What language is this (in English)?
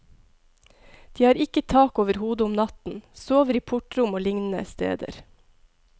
Norwegian